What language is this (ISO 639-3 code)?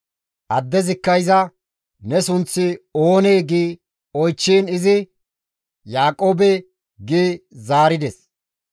gmv